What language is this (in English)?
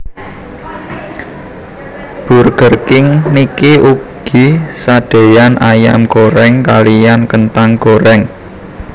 Javanese